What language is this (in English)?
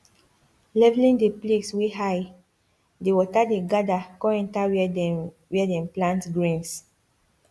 Nigerian Pidgin